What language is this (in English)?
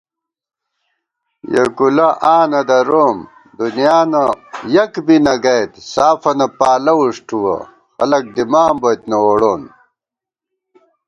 Gawar-Bati